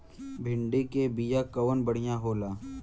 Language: Bhojpuri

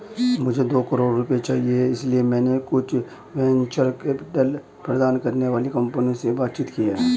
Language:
Hindi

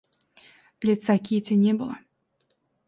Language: Russian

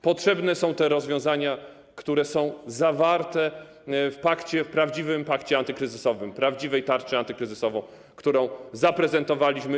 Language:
Polish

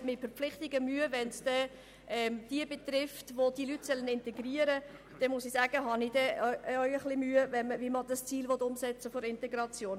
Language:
Swiss German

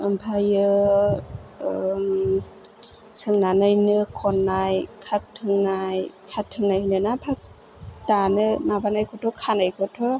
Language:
Bodo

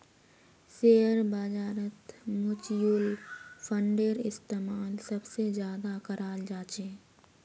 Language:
Magahi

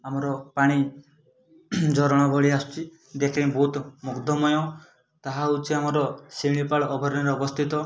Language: Odia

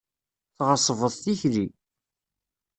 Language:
Kabyle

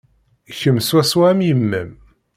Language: Kabyle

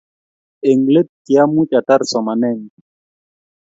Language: Kalenjin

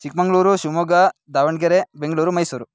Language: Sanskrit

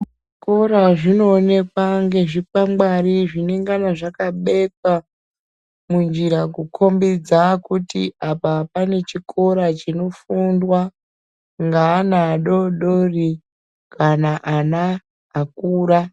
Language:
Ndau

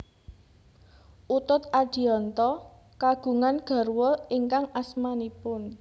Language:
Javanese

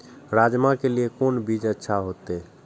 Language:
Maithili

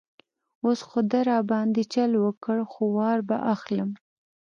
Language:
Pashto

